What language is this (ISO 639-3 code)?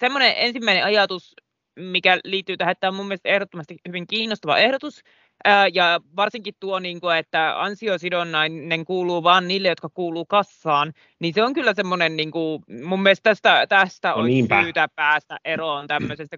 fin